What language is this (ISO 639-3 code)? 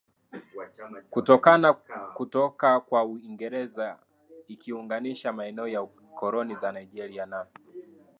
swa